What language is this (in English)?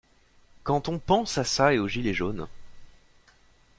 French